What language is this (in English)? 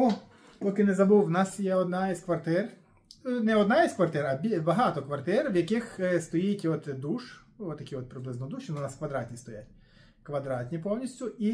Ukrainian